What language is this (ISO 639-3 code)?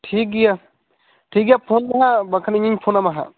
sat